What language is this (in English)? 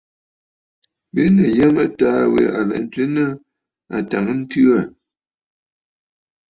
Bafut